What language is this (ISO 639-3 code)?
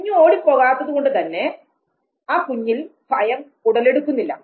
mal